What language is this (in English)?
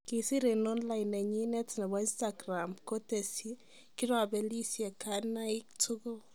Kalenjin